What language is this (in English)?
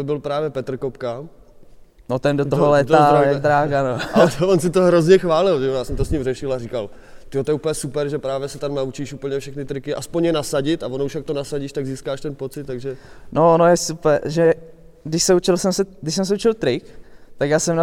Czech